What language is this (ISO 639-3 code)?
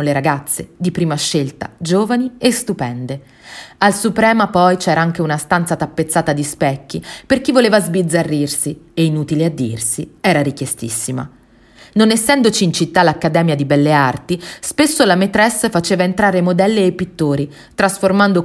ita